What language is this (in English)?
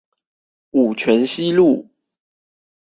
Chinese